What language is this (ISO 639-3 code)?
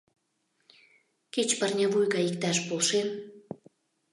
chm